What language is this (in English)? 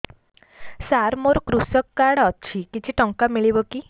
Odia